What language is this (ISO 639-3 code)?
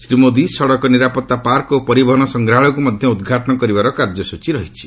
ori